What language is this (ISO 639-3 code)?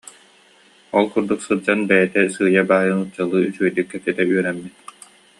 sah